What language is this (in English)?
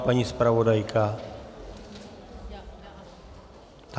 Czech